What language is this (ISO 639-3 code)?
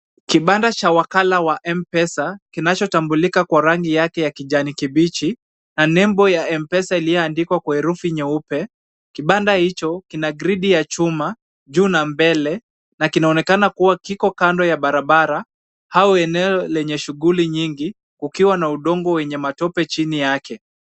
swa